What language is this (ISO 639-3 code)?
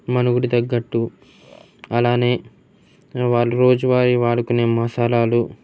tel